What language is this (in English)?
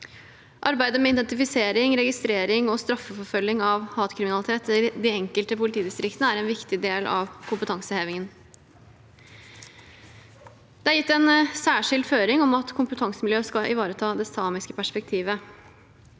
Norwegian